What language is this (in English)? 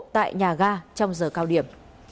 Vietnamese